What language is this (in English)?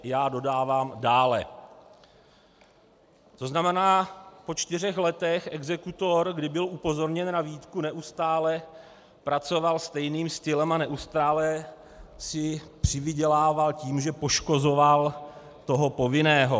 Czech